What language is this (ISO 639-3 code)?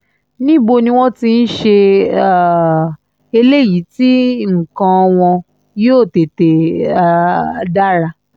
yor